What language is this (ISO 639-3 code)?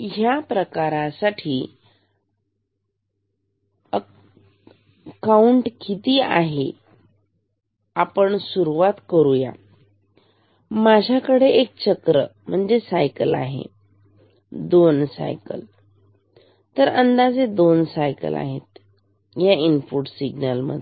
mar